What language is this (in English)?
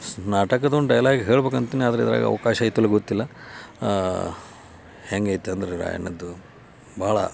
Kannada